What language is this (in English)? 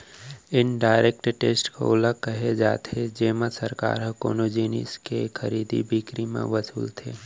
Chhattisgarhi